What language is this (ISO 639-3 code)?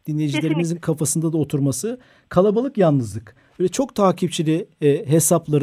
tur